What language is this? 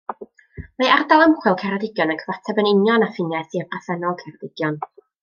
Welsh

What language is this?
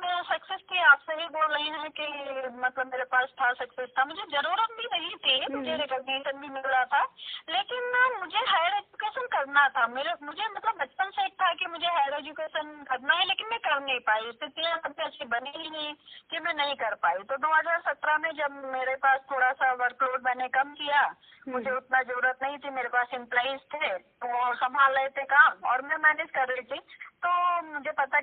Hindi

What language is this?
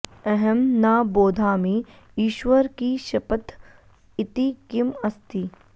Sanskrit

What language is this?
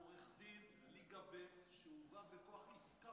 Hebrew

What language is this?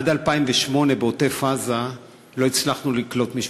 Hebrew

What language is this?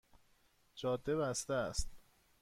Persian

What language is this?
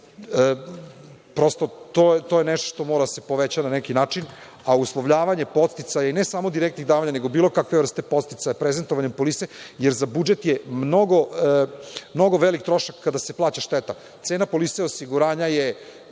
Serbian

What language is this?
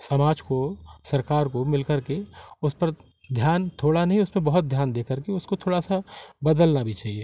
Hindi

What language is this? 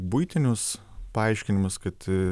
Lithuanian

